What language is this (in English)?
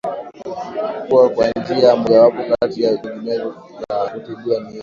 Swahili